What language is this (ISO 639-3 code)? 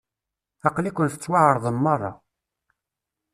kab